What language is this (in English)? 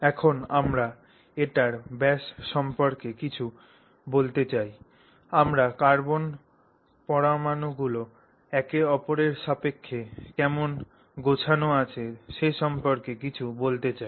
Bangla